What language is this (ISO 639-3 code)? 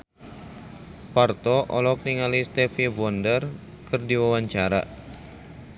sun